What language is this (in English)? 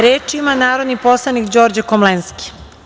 Serbian